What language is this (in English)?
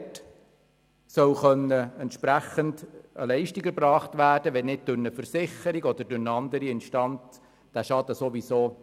Swiss German